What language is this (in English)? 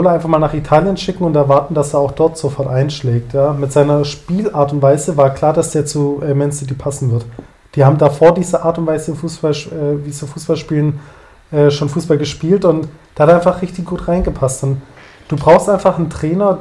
German